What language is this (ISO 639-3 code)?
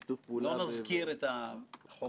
heb